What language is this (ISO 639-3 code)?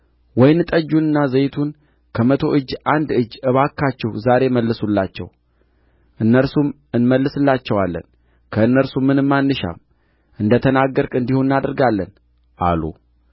amh